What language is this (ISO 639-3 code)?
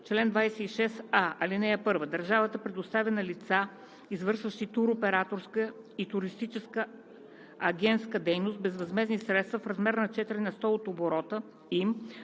bul